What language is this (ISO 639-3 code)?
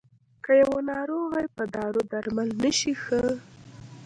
pus